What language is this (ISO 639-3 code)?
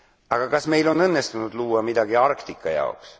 est